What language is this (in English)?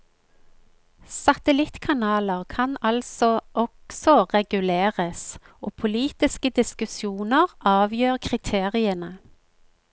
Norwegian